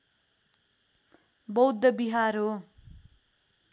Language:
Nepali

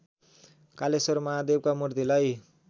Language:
Nepali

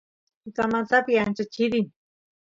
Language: Santiago del Estero Quichua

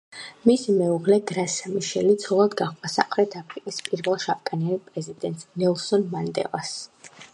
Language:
Georgian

